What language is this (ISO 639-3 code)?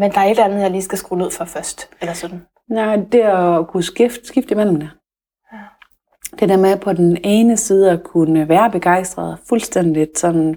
dan